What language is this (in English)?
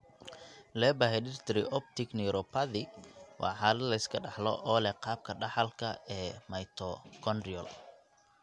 Somali